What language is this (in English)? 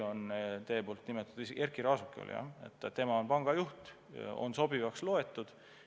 Estonian